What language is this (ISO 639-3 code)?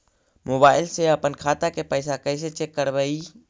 mag